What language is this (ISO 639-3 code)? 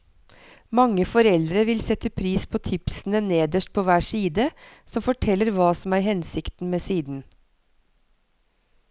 nor